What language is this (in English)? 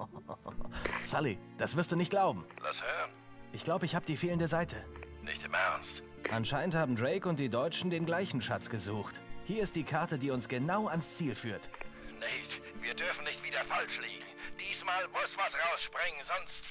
German